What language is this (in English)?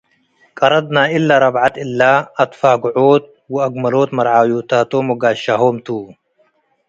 Tigre